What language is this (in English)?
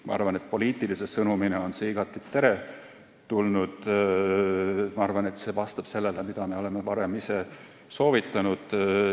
Estonian